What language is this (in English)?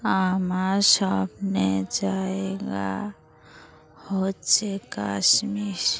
Bangla